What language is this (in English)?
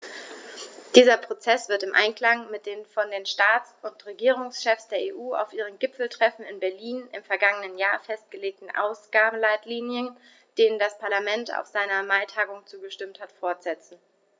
German